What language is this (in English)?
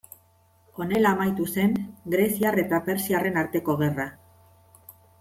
Basque